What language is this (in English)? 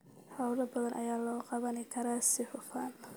Somali